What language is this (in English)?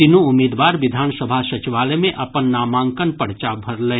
Maithili